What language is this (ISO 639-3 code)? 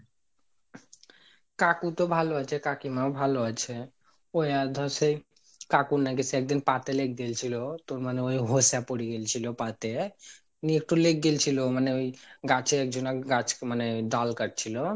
ben